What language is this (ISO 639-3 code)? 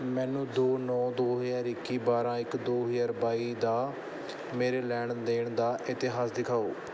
pan